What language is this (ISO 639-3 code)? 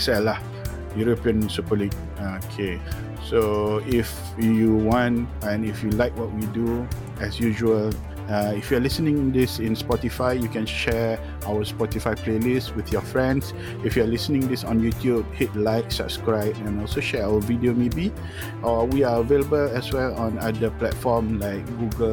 msa